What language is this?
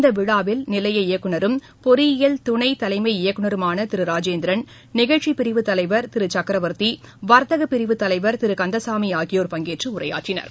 Tamil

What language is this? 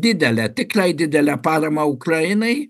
Lithuanian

